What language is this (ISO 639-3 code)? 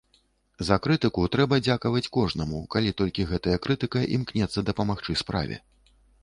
bel